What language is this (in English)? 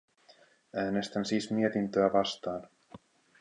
Finnish